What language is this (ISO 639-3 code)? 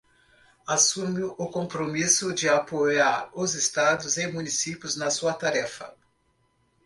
por